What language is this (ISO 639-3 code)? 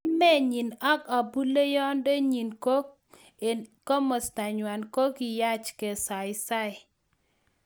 kln